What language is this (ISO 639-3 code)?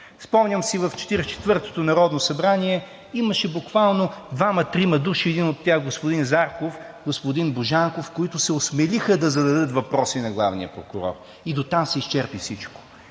bul